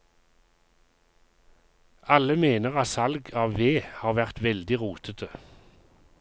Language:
Norwegian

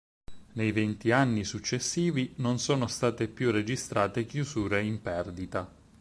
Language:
Italian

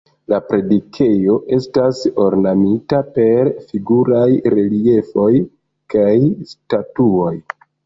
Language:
Esperanto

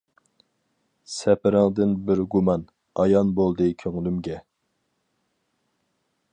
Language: Uyghur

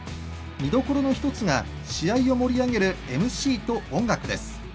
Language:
Japanese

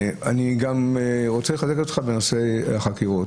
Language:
Hebrew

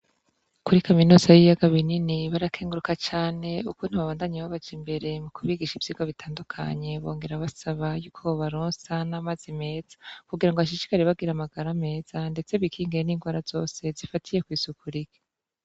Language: Rundi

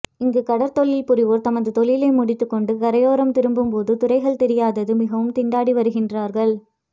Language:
Tamil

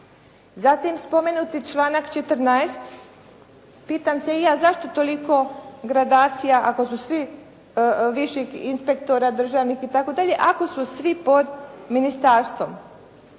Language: Croatian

